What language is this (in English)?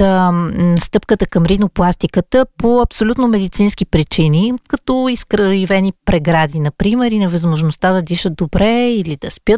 Bulgarian